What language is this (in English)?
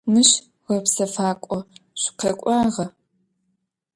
Adyghe